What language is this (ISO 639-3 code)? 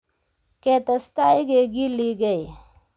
kln